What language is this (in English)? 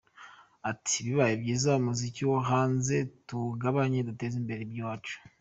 Kinyarwanda